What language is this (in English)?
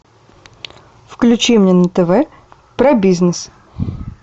Russian